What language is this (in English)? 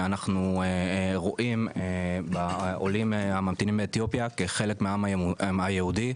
Hebrew